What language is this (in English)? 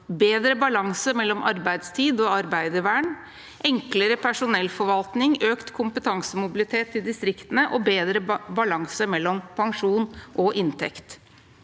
Norwegian